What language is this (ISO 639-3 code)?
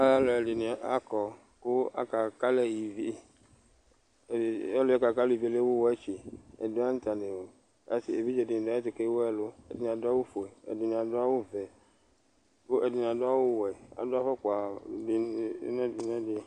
kpo